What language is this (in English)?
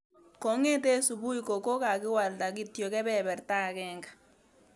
Kalenjin